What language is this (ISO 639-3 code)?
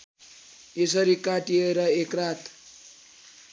nep